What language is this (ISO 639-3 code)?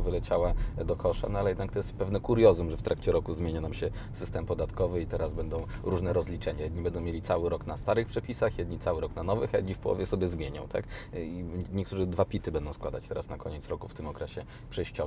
pol